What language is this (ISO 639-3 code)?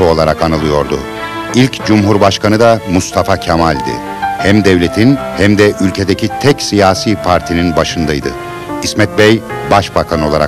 tur